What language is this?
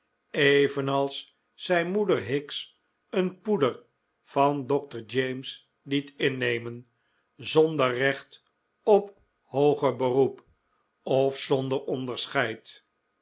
Dutch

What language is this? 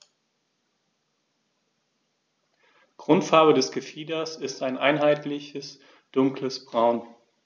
German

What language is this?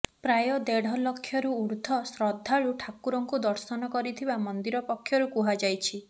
Odia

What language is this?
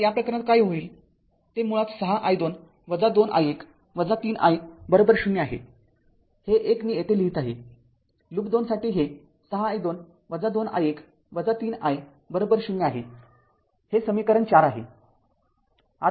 Marathi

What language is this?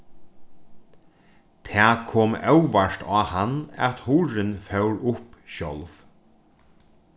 Faroese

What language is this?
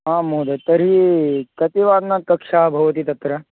Sanskrit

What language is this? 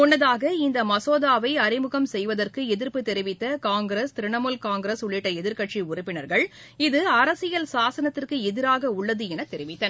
Tamil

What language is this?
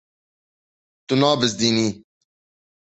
Kurdish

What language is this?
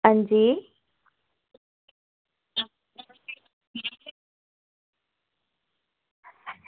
Dogri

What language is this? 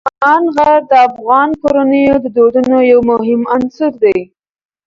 Pashto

